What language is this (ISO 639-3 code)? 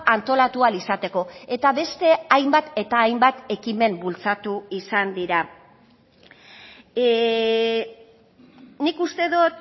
eus